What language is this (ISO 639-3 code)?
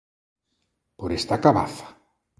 glg